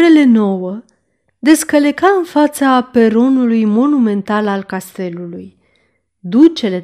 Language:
Romanian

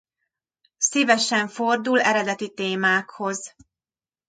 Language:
Hungarian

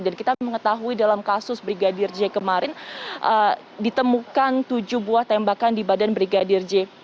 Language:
Indonesian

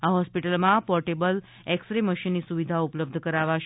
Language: Gujarati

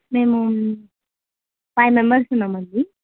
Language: Telugu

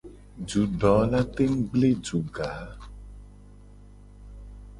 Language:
Gen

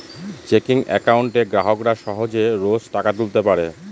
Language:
Bangla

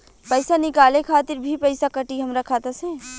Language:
Bhojpuri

